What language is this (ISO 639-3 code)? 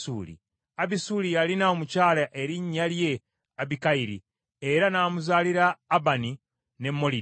lug